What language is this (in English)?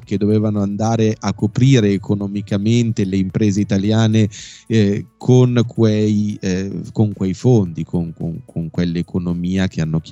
Italian